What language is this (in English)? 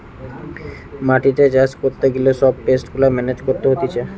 Bangla